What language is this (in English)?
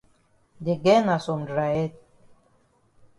Cameroon Pidgin